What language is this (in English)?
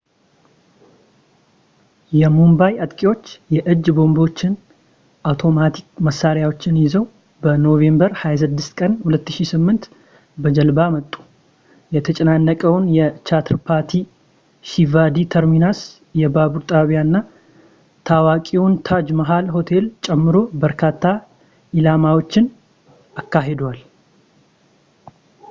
Amharic